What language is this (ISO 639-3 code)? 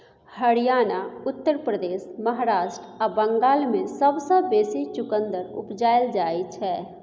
mai